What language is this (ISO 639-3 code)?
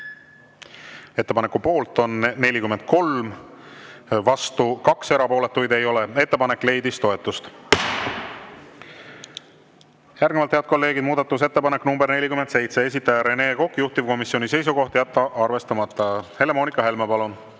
est